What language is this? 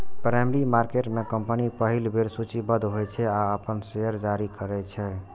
Maithili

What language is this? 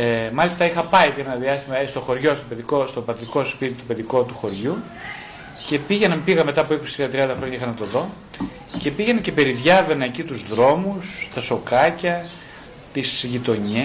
Greek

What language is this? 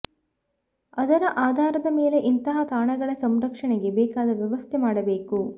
Kannada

